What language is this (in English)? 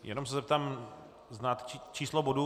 Czech